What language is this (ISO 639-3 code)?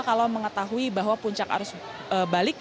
ind